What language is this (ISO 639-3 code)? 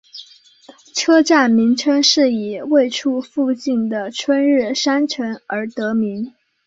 zho